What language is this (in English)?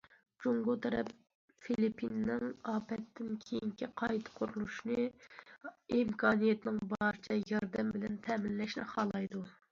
Uyghur